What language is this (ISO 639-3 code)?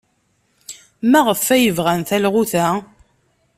kab